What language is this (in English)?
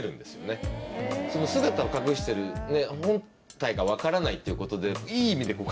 Japanese